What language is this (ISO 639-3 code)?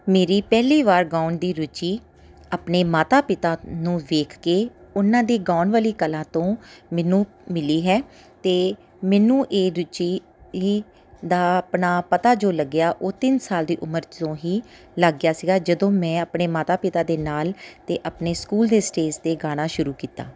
pan